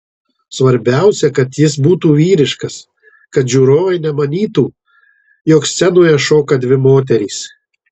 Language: Lithuanian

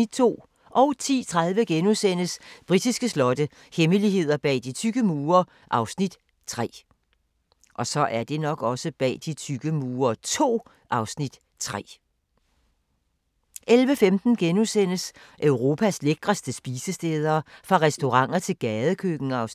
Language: Danish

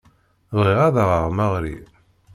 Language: Kabyle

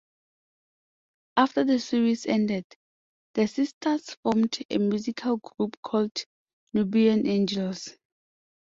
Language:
English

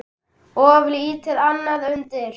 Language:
Icelandic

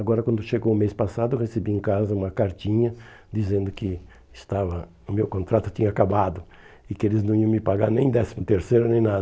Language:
Portuguese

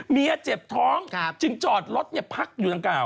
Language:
Thai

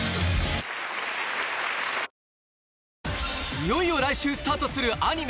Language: Japanese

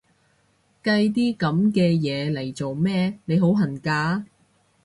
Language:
Cantonese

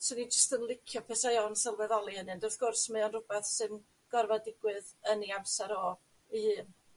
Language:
Welsh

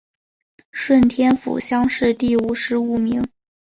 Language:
Chinese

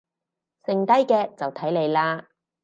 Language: Cantonese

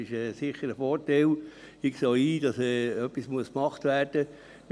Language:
Swiss German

